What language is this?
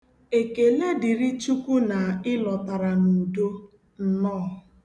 Igbo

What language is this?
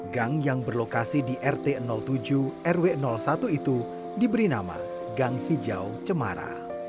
Indonesian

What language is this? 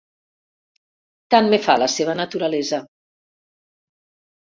Catalan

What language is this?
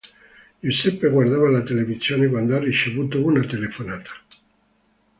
Italian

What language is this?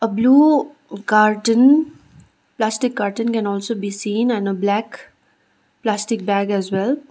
English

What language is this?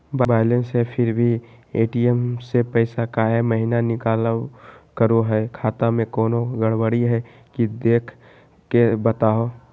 Magahi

